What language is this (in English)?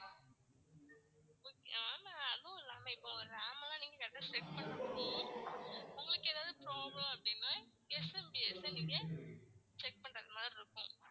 Tamil